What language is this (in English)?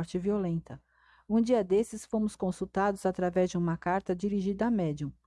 Portuguese